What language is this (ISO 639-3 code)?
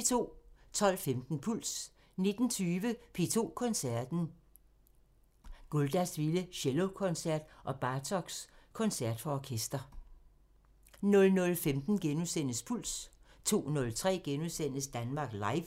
dan